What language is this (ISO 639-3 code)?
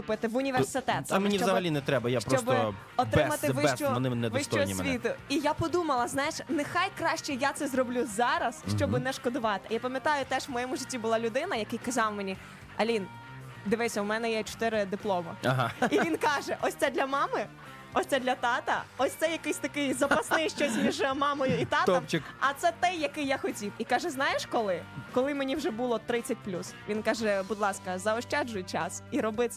ukr